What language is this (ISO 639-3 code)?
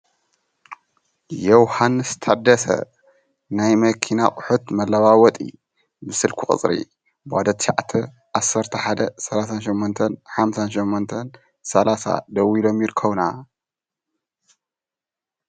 tir